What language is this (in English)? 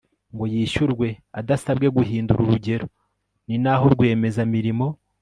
Kinyarwanda